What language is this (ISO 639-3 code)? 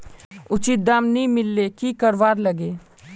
mag